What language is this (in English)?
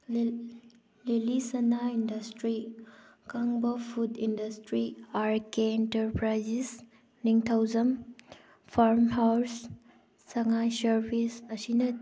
Manipuri